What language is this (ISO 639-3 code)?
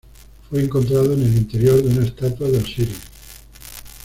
spa